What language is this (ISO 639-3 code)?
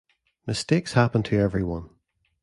eng